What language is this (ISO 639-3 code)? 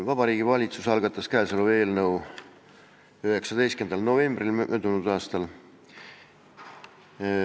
est